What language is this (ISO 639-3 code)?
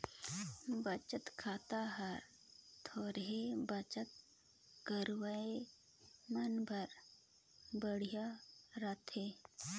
hne